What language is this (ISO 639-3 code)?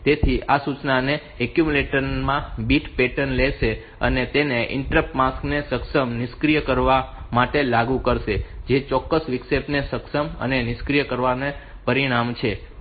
guj